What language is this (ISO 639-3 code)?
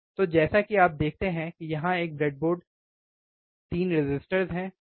hin